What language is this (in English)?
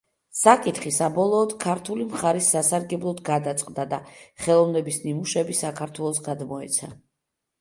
Georgian